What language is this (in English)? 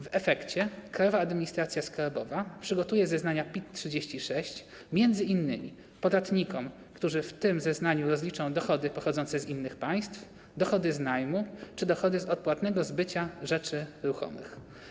Polish